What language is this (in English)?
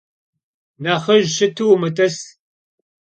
Kabardian